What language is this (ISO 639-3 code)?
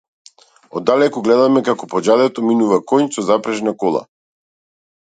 mkd